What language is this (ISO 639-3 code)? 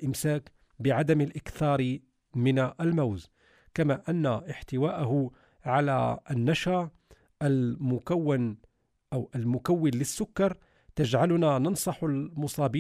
ara